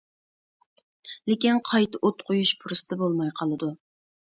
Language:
Uyghur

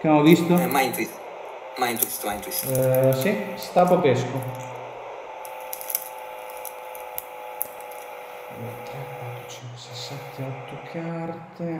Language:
Italian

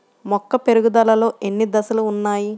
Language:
Telugu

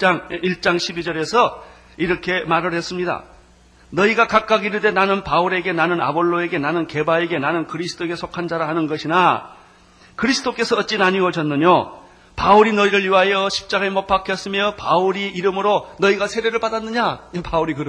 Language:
Korean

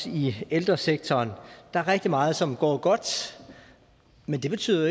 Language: Danish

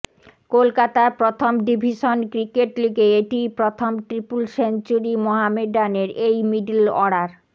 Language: Bangla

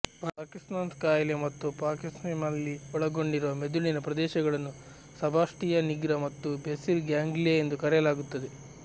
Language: Kannada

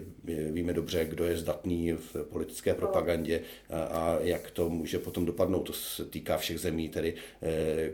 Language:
Czech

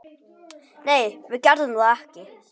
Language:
Icelandic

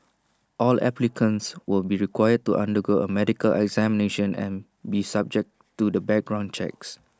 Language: English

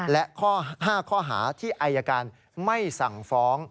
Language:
Thai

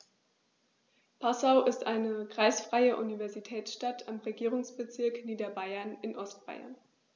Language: German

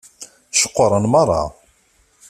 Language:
Kabyle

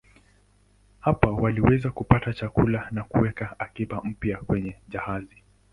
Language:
Swahili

